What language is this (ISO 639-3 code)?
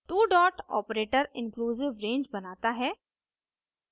hin